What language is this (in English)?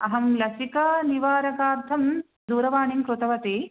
Sanskrit